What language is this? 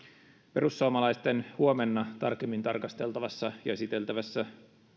Finnish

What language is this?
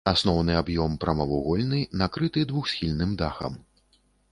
Belarusian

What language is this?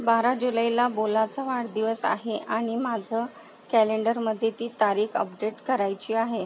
Marathi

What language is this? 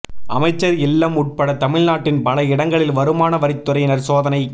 Tamil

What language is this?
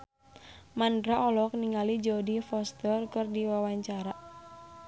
Sundanese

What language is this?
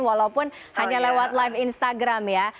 Indonesian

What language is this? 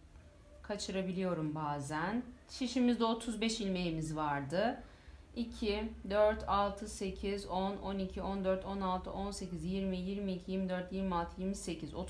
Turkish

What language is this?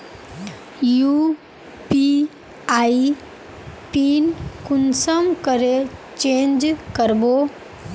Magahi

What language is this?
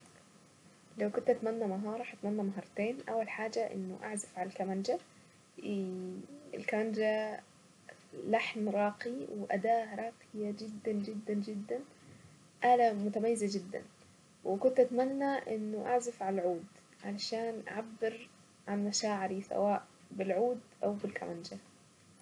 Saidi Arabic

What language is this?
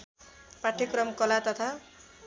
Nepali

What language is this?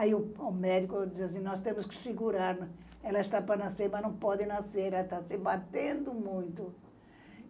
Portuguese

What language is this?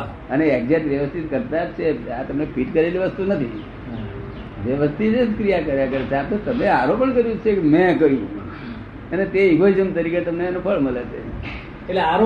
Gujarati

